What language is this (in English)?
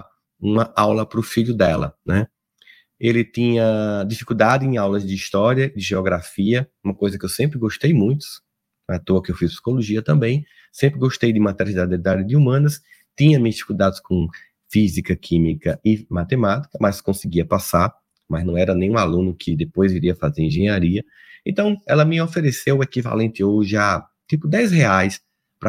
Portuguese